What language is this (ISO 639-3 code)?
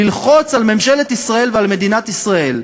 heb